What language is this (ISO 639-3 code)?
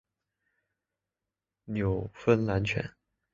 zho